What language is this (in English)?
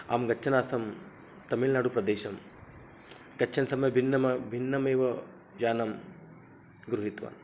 Sanskrit